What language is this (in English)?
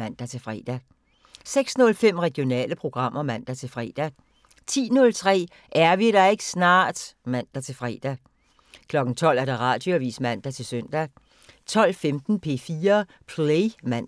Danish